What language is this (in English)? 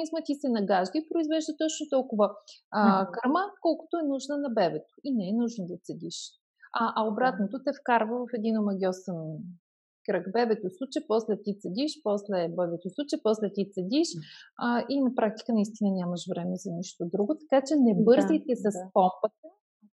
Bulgarian